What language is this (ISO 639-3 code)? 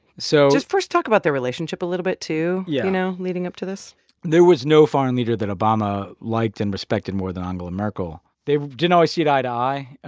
eng